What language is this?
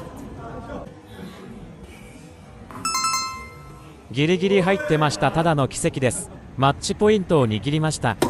Japanese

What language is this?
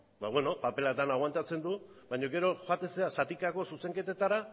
Basque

